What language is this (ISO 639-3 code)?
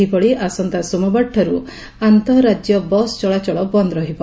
ori